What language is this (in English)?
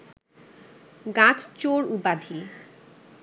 Bangla